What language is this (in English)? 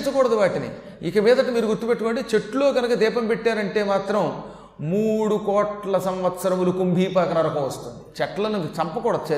Telugu